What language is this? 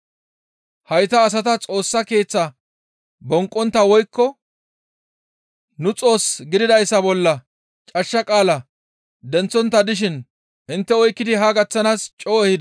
Gamo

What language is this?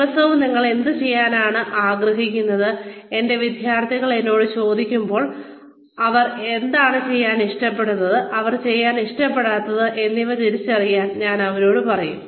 Malayalam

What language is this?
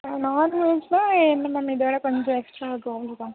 Tamil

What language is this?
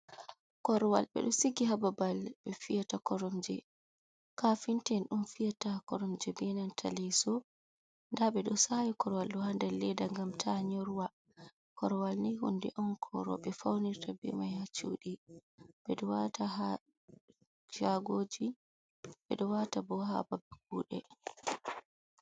Fula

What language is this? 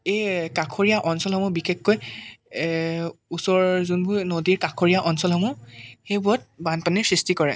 Assamese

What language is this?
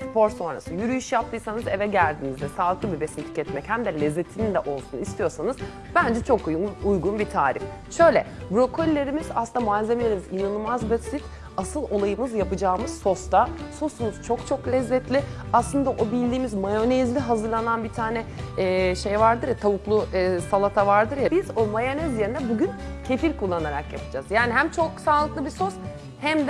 Turkish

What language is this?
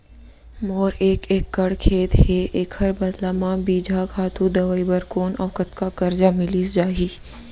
Chhattisgarhi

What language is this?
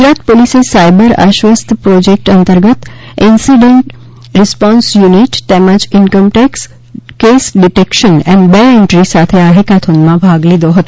Gujarati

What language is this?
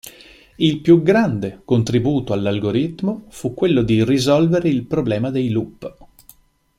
Italian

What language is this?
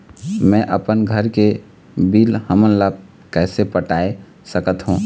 Chhattisgarhi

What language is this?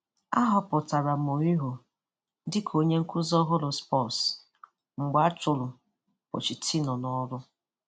Igbo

